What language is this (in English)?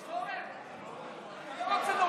Hebrew